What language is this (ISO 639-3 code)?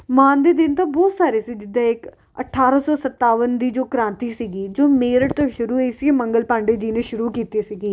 pan